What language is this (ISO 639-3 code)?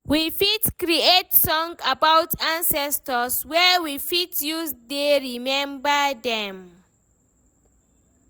pcm